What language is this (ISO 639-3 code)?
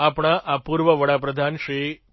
guj